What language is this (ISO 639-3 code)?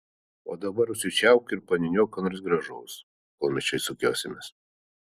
lit